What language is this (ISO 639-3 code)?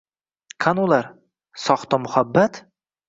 uzb